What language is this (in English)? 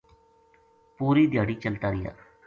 Gujari